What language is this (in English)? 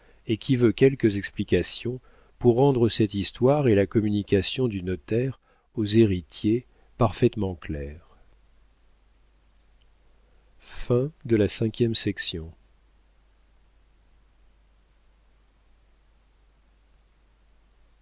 French